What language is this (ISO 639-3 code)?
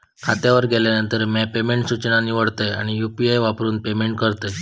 mar